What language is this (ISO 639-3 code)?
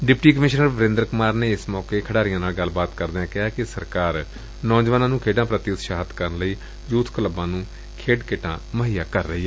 pan